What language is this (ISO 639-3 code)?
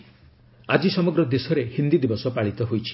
ori